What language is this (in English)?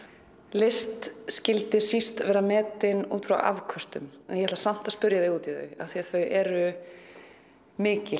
Icelandic